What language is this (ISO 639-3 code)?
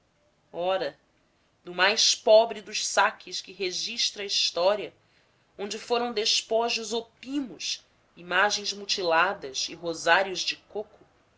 por